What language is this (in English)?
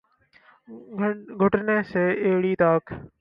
Urdu